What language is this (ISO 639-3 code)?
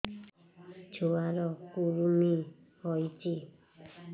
ori